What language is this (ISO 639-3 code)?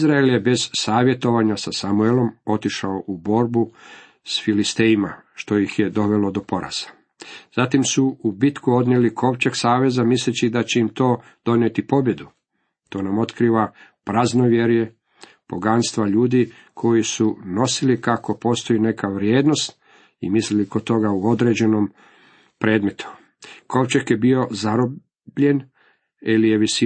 hrv